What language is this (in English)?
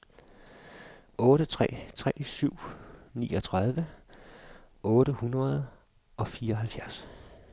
Danish